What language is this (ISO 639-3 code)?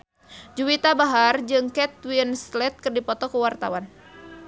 sun